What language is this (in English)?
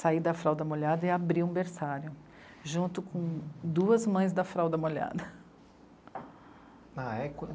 Portuguese